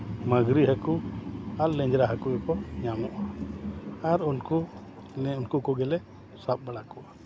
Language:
Santali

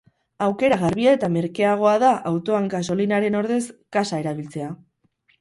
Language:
Basque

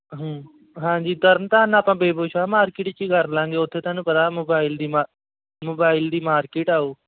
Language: Punjabi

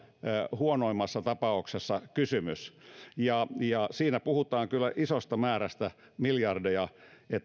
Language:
Finnish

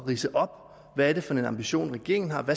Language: Danish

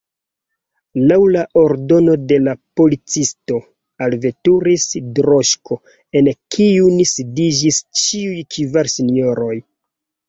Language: Esperanto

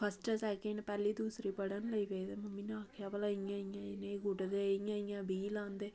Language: Dogri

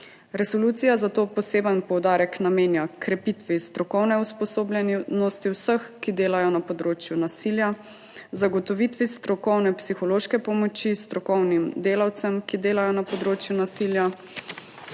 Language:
Slovenian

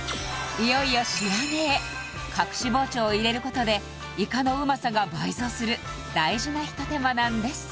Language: Japanese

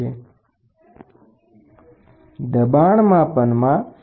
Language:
Gujarati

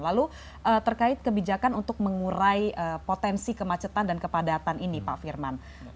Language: Indonesian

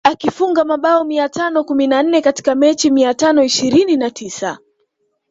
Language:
Swahili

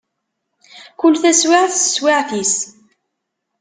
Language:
Kabyle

